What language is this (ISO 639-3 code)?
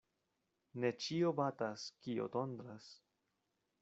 epo